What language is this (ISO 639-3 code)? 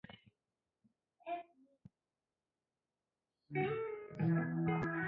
swa